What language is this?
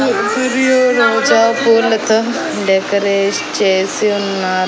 Telugu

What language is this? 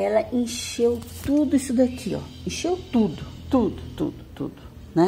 Portuguese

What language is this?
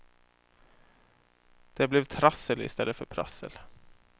Swedish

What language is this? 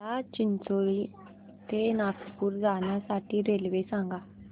Marathi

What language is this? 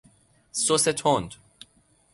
Persian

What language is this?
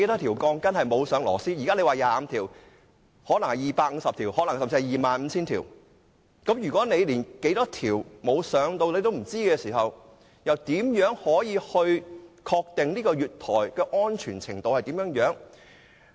Cantonese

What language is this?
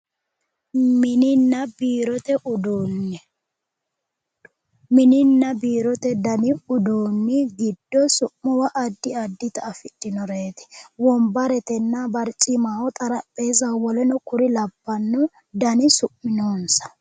Sidamo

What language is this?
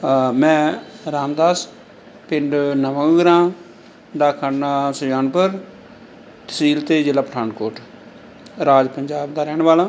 Punjabi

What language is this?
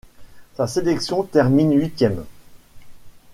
French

